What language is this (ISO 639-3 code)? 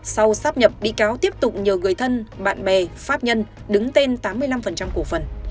vie